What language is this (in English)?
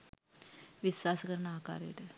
Sinhala